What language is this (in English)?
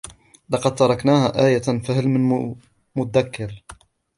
Arabic